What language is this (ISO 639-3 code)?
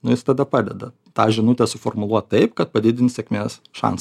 lit